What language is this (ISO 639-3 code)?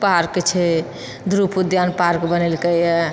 mai